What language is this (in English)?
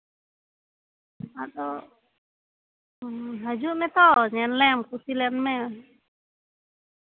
Santali